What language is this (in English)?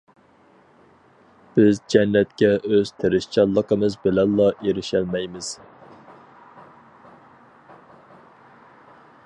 Uyghur